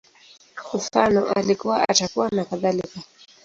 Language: Swahili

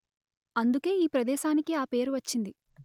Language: Telugu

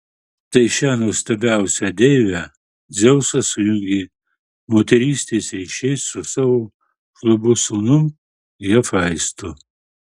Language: Lithuanian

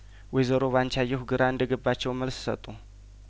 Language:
Amharic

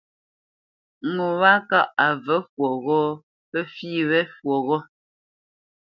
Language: Bamenyam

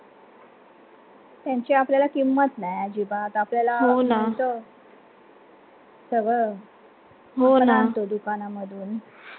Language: Marathi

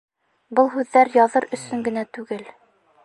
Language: Bashkir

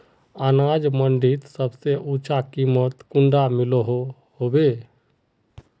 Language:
Magahi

